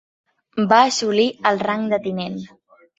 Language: Catalan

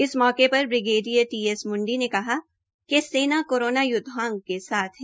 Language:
Hindi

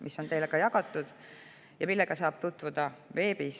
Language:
Estonian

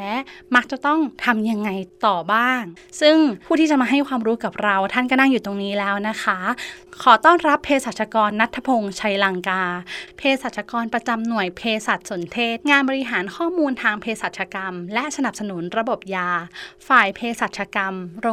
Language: Thai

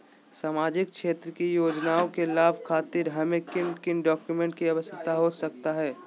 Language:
Magahi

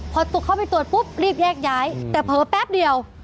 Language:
Thai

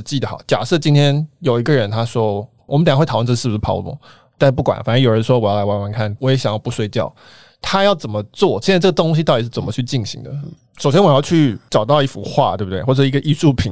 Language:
Chinese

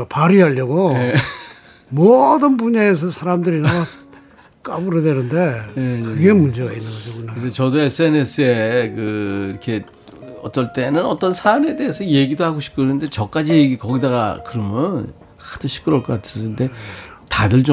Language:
Korean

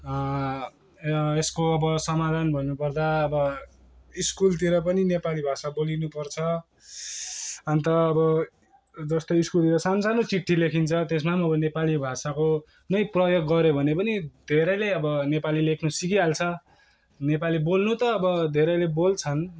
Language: Nepali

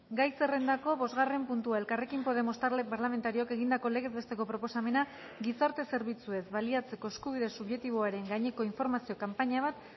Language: Basque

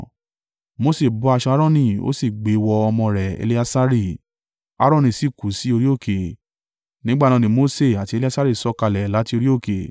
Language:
Yoruba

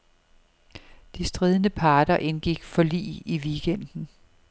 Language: Danish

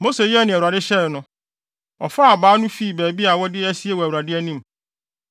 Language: Akan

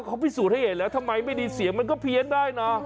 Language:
Thai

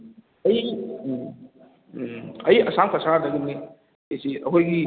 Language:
Manipuri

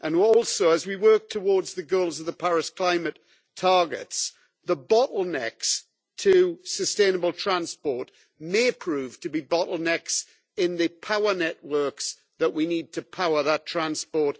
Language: English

